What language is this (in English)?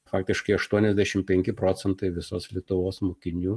Lithuanian